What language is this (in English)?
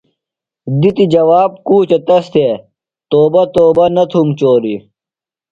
Phalura